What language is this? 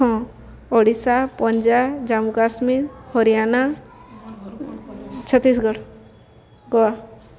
Odia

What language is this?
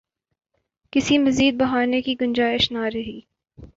Urdu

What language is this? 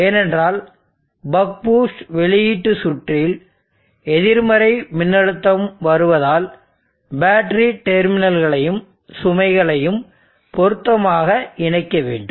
Tamil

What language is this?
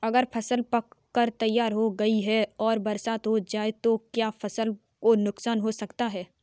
Hindi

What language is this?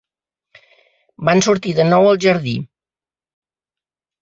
Catalan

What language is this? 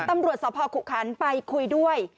Thai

